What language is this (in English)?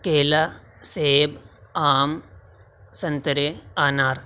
Urdu